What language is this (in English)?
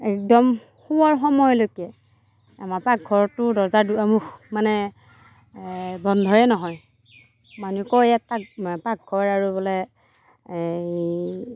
Assamese